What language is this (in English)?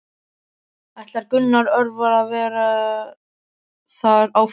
Icelandic